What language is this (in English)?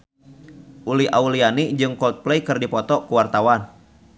Sundanese